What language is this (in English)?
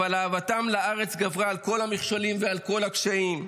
Hebrew